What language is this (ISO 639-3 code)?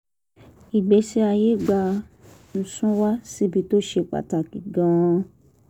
yor